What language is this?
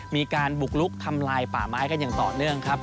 Thai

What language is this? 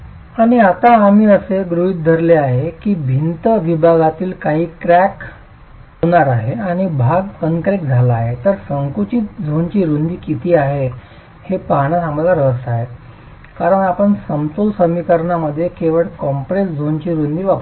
Marathi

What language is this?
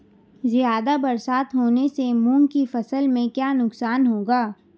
Hindi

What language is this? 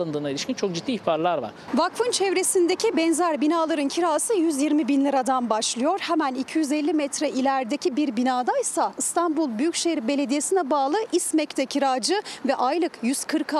Turkish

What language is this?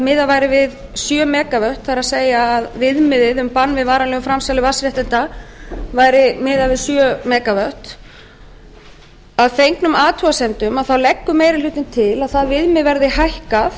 Icelandic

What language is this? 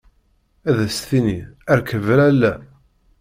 Kabyle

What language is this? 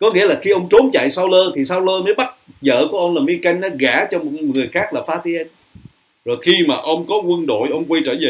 Vietnamese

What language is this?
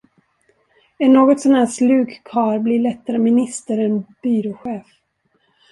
Swedish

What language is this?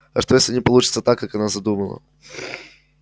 Russian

